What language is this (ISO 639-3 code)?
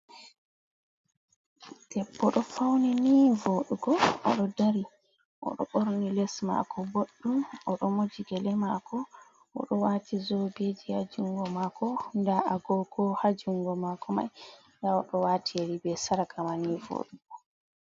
ful